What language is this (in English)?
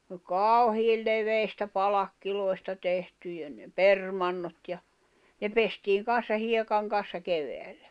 Finnish